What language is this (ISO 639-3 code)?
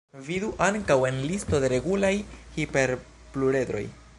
epo